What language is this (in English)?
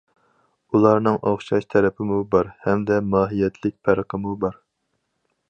Uyghur